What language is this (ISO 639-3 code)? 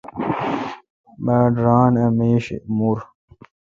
xka